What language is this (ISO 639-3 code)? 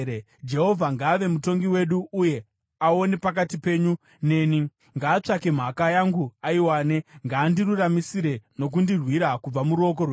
sna